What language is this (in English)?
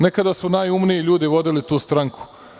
Serbian